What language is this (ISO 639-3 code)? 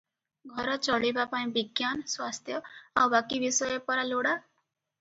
ori